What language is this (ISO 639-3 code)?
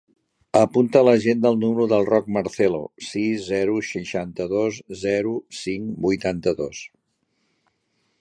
cat